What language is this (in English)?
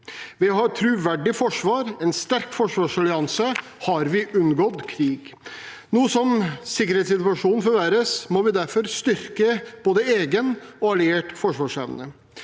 Norwegian